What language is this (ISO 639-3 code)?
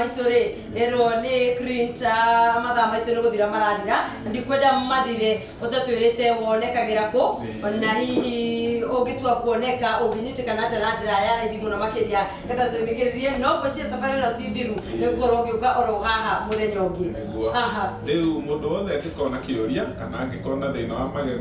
fra